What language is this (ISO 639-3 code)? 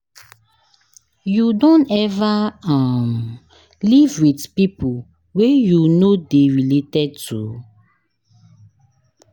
pcm